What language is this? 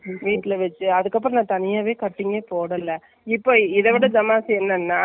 Tamil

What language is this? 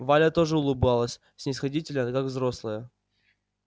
Russian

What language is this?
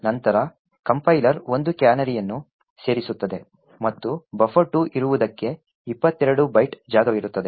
Kannada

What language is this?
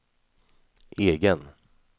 Swedish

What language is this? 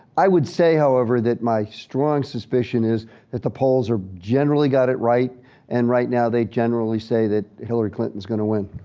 English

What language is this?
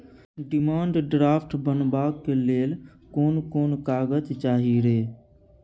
Maithili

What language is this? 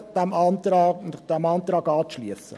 Swiss German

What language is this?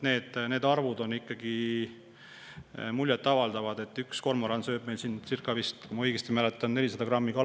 Estonian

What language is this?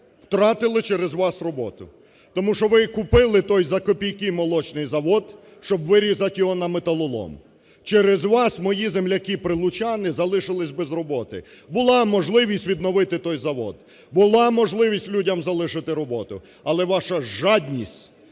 Ukrainian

